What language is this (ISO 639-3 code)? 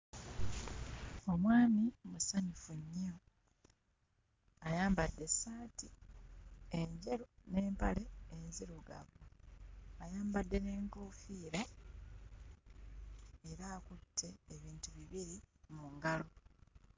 lug